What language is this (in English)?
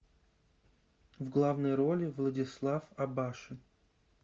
Russian